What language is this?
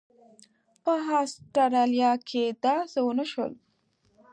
Pashto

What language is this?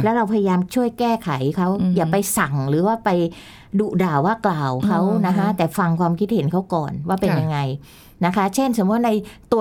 Thai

